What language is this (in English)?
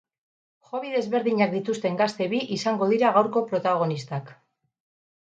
Basque